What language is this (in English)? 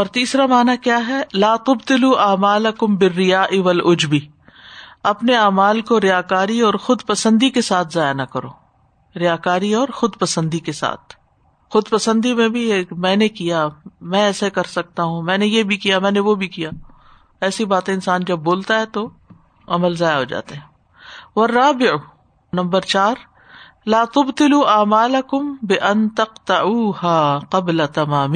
Urdu